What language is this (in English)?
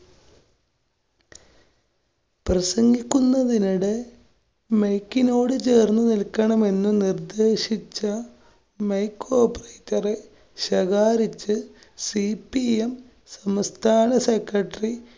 Malayalam